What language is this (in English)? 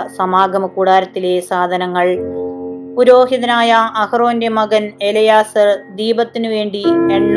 Malayalam